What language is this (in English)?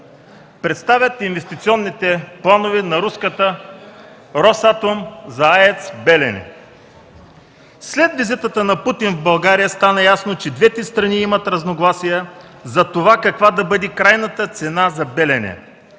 Bulgarian